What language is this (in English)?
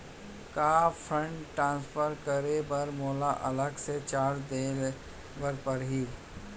Chhattisgarhi